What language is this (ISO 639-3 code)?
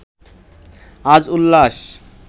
ben